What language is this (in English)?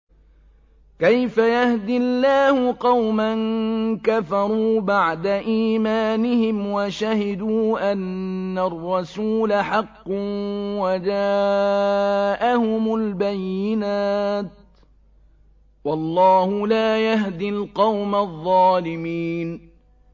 Arabic